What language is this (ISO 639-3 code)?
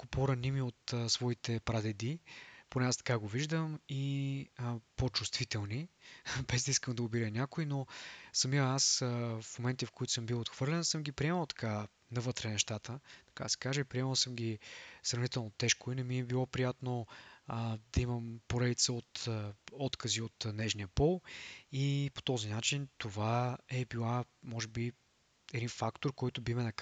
bul